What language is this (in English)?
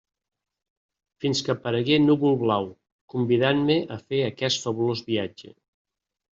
Catalan